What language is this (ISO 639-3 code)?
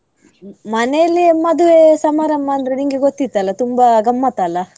kan